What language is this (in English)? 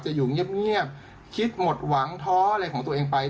Thai